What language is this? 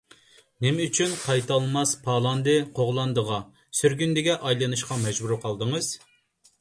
Uyghur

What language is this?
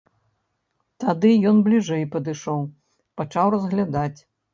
Belarusian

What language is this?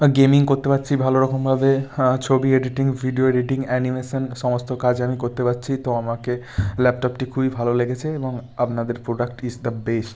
Bangla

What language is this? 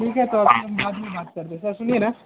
Hindi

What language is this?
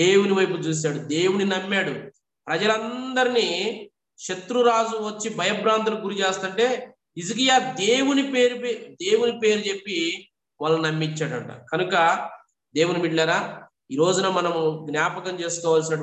Telugu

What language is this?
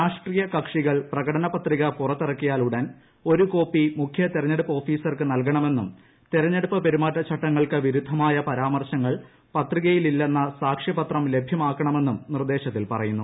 Malayalam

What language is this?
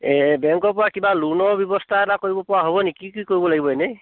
Assamese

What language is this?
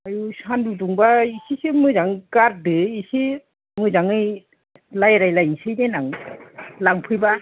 Bodo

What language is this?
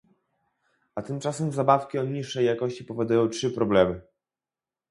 Polish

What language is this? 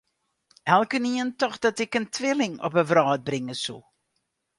Western Frisian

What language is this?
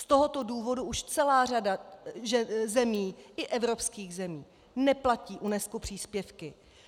Czech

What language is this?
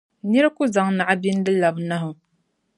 Dagbani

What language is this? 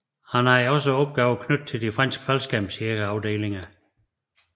Danish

